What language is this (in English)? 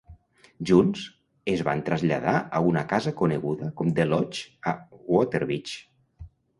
Catalan